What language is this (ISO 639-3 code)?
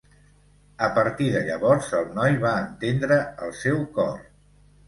cat